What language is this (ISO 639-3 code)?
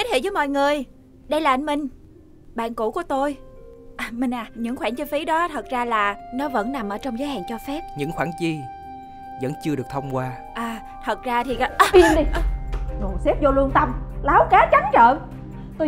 vie